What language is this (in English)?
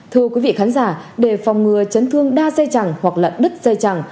Vietnamese